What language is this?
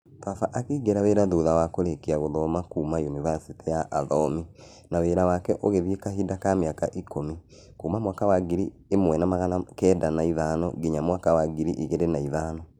Kikuyu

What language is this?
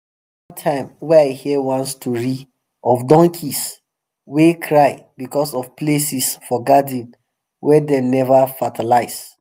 Nigerian Pidgin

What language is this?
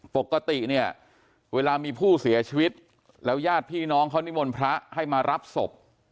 Thai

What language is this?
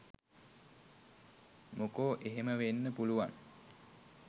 Sinhala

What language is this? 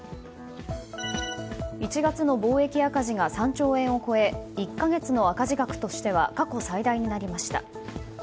Japanese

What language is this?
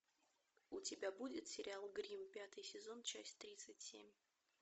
Russian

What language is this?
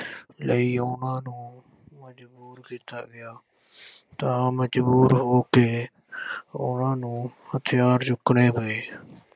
Punjabi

